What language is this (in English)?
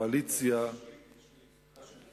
Hebrew